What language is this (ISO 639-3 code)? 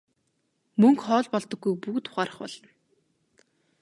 mon